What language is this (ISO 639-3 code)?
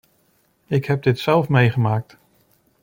nld